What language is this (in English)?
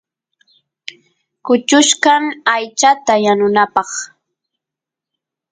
Santiago del Estero Quichua